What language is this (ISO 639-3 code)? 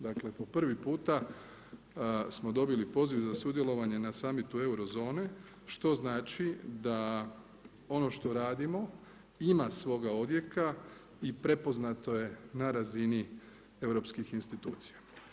hrv